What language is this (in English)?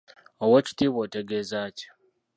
Ganda